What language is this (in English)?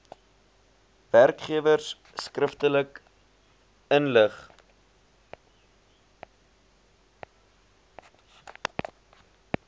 Afrikaans